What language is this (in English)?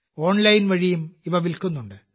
Malayalam